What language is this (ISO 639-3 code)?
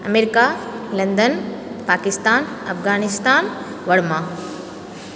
mai